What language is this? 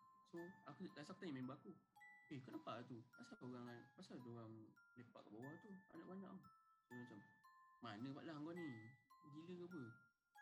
Malay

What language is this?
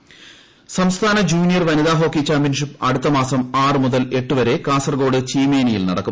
Malayalam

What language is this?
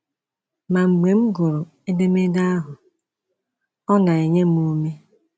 Igbo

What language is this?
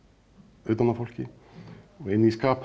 Icelandic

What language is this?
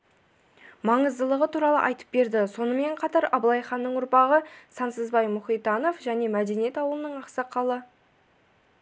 Kazakh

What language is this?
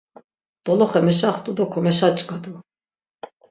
Laz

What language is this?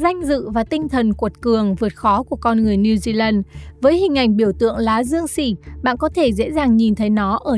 Vietnamese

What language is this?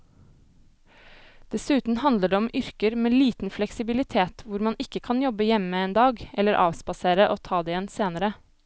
Norwegian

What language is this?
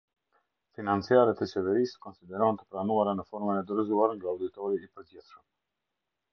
Albanian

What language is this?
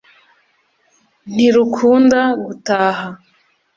Kinyarwanda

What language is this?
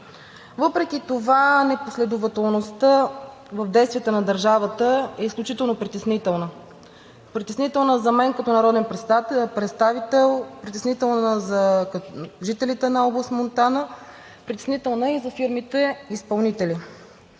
Bulgarian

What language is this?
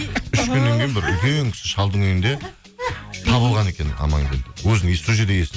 Kazakh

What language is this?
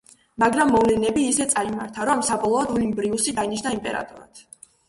Georgian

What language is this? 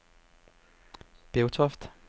Danish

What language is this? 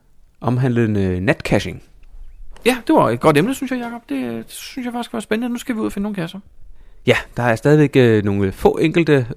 Danish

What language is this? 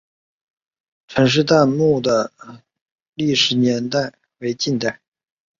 Chinese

